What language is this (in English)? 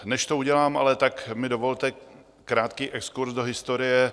Czech